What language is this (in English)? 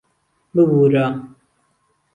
Central Kurdish